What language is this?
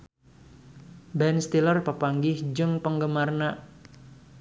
Sundanese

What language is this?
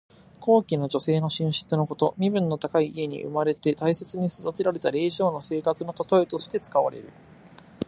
Japanese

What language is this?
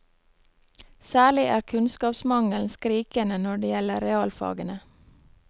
Norwegian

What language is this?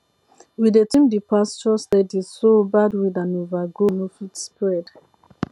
Nigerian Pidgin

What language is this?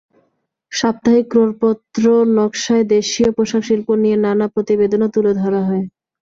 Bangla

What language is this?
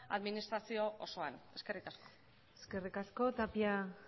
Basque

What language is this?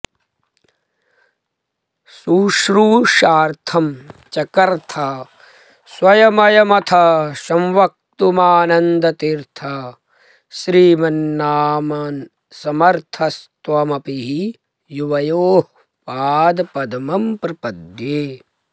Sanskrit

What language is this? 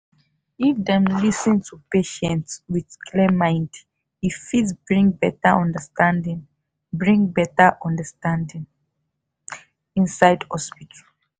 Nigerian Pidgin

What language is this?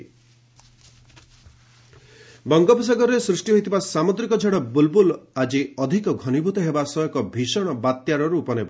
Odia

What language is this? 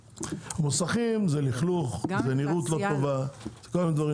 Hebrew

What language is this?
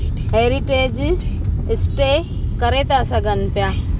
Sindhi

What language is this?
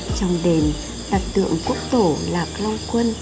Vietnamese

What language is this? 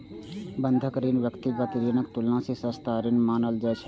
Maithili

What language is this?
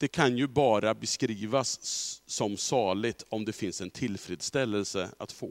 Swedish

